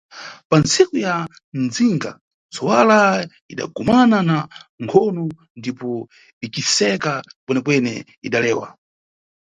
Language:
Nyungwe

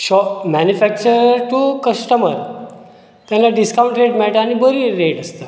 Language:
Konkani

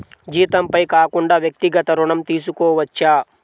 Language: Telugu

